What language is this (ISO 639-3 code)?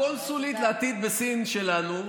heb